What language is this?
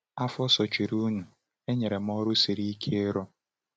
Igbo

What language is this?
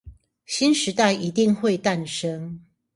Chinese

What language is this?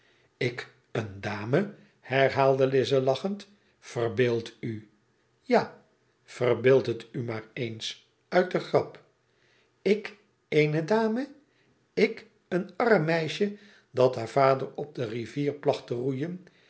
Dutch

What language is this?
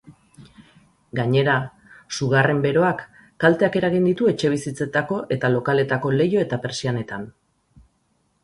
Basque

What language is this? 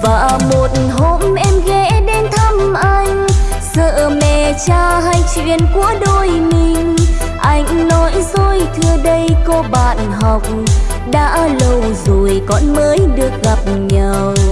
Vietnamese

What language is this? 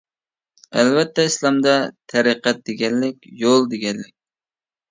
Uyghur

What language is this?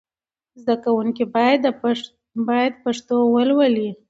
Pashto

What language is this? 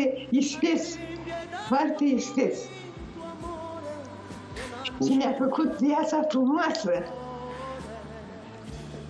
Romanian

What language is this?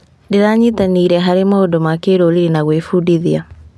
Kikuyu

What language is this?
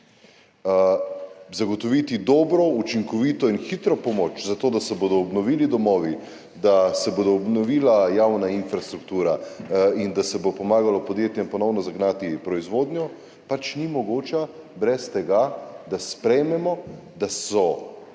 Slovenian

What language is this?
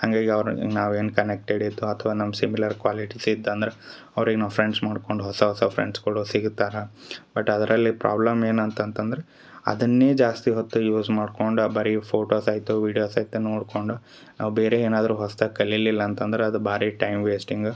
Kannada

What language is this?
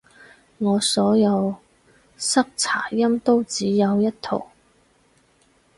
Cantonese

